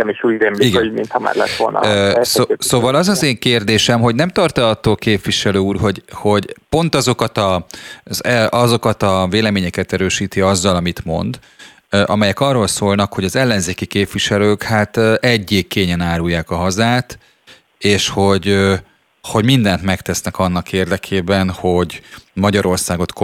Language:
Hungarian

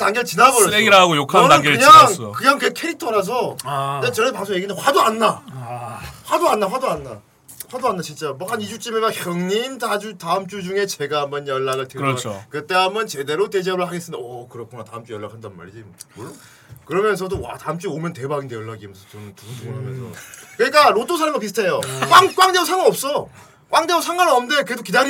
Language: Korean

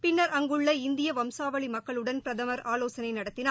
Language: Tamil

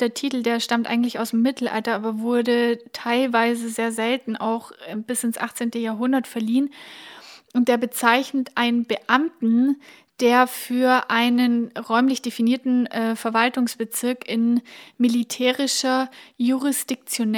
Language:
German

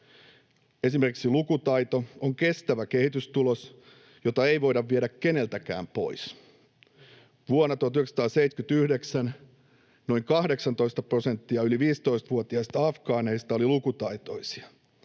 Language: Finnish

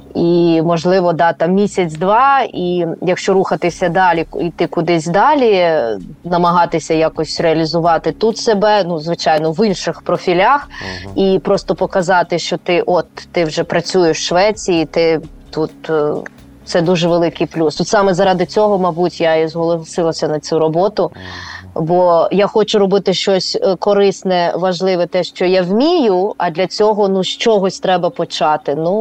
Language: Ukrainian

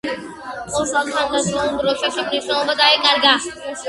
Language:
Georgian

